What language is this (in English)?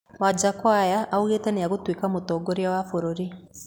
Kikuyu